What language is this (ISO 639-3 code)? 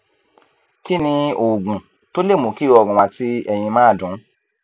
yor